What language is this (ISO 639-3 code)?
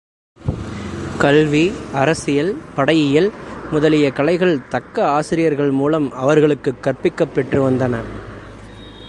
tam